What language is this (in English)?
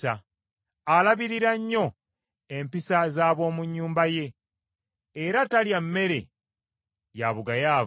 Ganda